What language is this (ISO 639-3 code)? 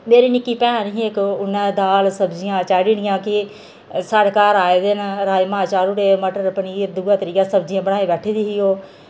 doi